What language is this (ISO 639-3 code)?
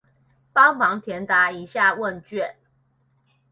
zho